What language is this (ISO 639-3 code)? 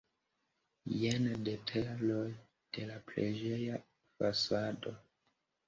epo